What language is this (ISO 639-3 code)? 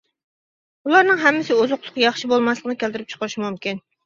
uig